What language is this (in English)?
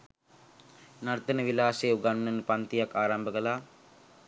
Sinhala